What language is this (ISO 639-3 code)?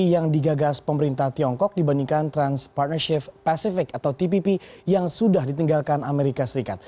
ind